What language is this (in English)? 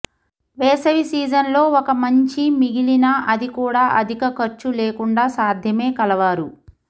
Telugu